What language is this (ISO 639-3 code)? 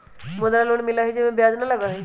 mag